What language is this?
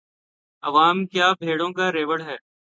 Urdu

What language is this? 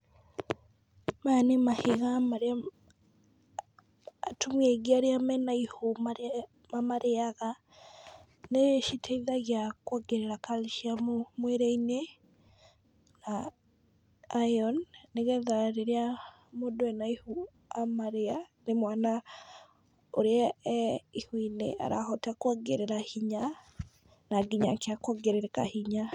Kikuyu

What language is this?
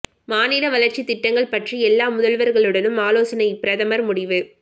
Tamil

